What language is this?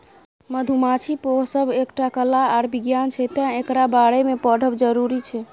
Maithili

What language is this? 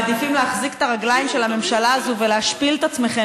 Hebrew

